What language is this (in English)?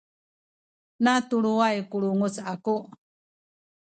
Sakizaya